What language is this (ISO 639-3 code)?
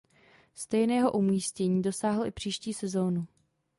ces